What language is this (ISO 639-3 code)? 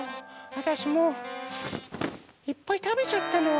jpn